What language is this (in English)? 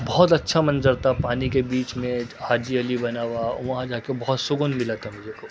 Urdu